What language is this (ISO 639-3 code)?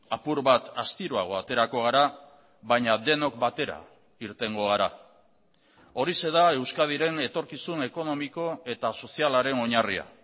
eus